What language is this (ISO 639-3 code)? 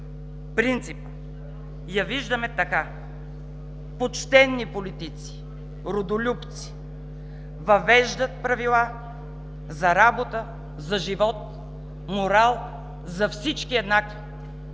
bul